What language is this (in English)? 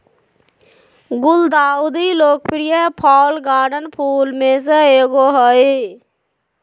Magahi